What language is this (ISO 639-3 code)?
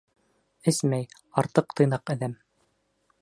bak